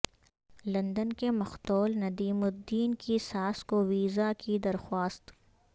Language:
Urdu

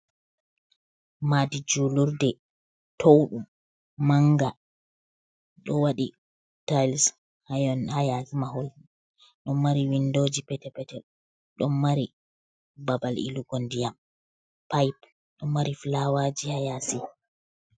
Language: Fula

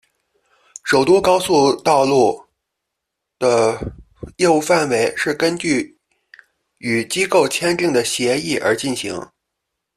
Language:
Chinese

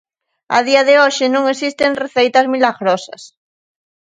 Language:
Galician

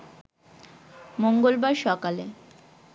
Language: Bangla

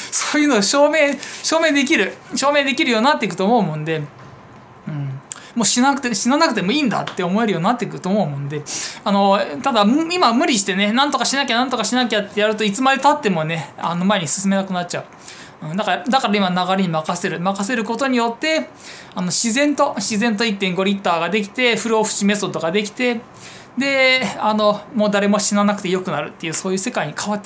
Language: Japanese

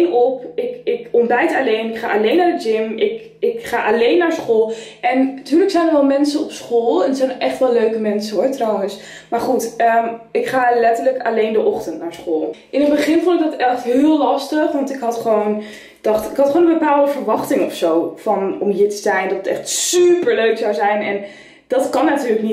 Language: Dutch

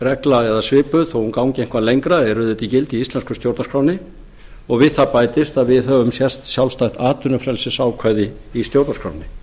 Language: Icelandic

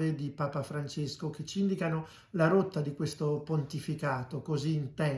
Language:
Italian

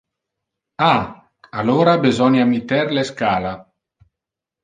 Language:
Interlingua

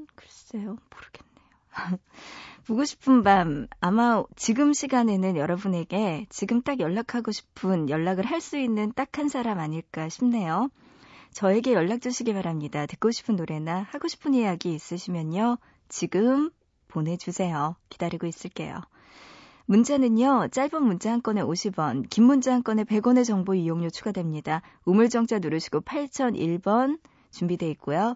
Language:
Korean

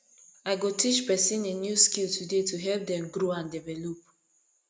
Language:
Nigerian Pidgin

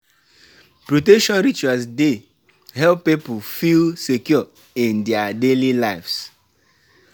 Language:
Nigerian Pidgin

